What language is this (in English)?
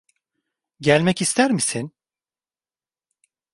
Turkish